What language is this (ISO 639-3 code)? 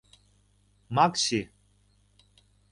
chm